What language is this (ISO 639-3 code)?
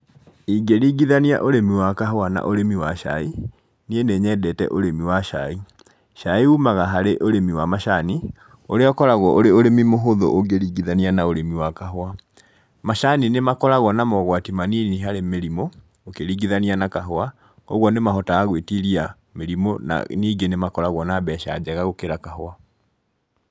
kik